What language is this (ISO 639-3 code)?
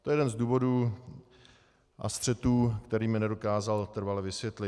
ces